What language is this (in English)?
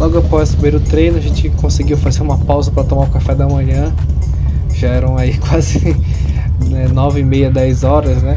Portuguese